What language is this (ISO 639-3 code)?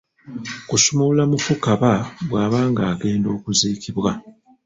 lug